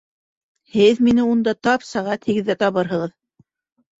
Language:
Bashkir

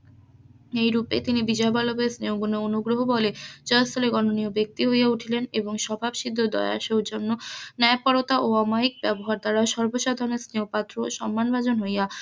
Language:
Bangla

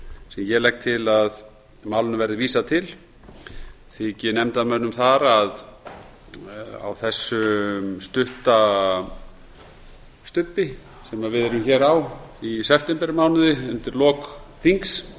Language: Icelandic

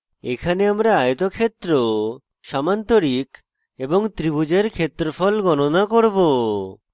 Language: Bangla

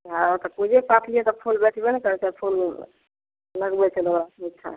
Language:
Maithili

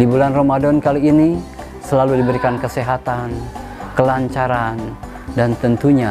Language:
Indonesian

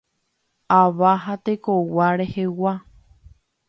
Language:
Guarani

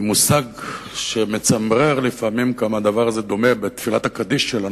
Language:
Hebrew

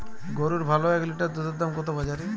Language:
Bangla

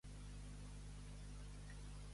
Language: Catalan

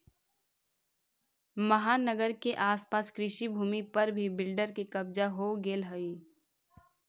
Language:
Magahi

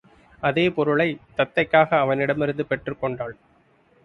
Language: Tamil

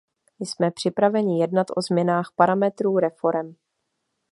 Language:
Czech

